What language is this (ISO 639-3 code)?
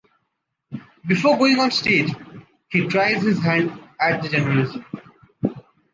eng